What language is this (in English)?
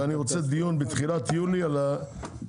Hebrew